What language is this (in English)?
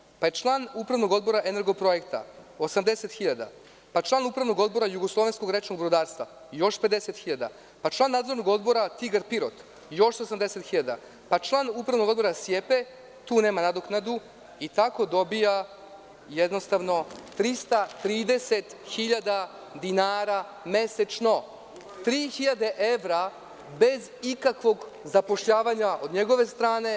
Serbian